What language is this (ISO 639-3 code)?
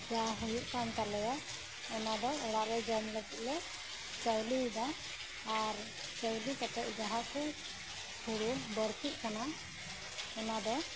sat